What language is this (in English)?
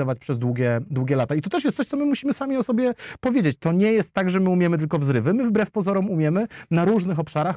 Polish